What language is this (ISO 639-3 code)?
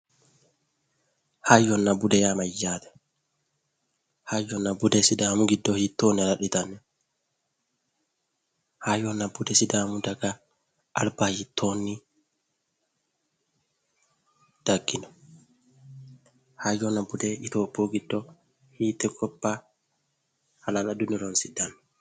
sid